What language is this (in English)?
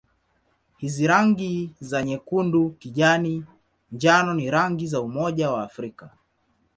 Swahili